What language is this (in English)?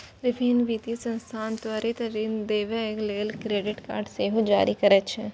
Maithili